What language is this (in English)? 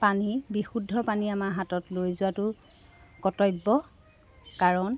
Assamese